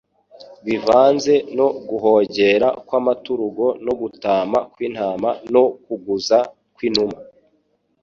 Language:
Kinyarwanda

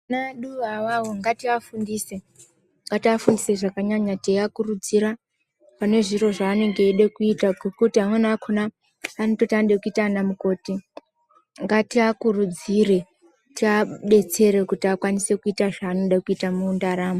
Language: Ndau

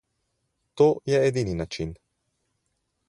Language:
Slovenian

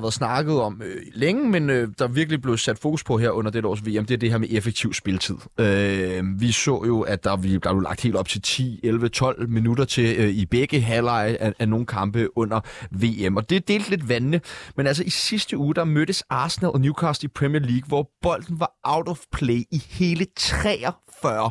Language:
Danish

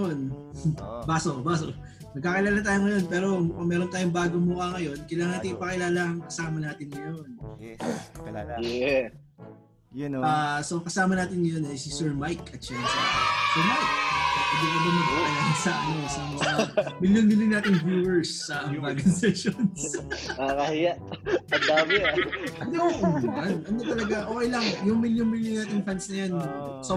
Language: Filipino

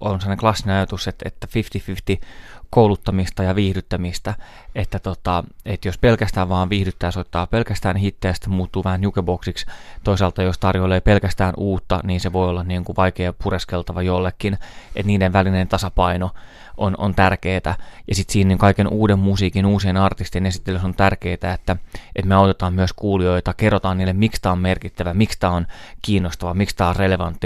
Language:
Finnish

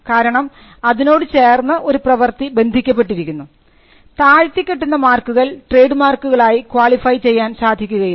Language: Malayalam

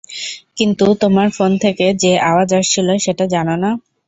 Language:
Bangla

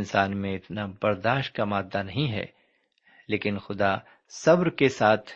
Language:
Urdu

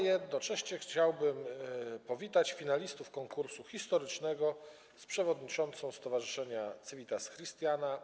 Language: Polish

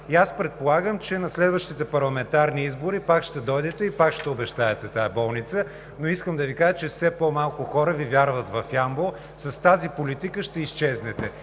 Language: Bulgarian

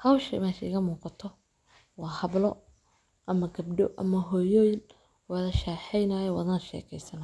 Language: Somali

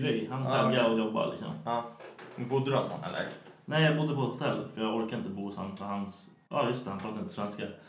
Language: Swedish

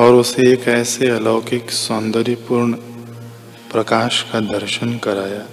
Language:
Hindi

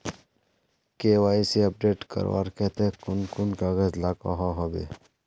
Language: Magahi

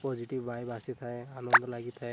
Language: Odia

